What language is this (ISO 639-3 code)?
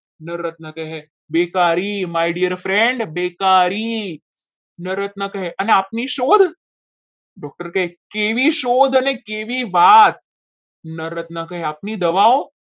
guj